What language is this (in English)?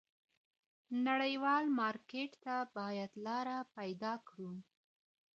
Pashto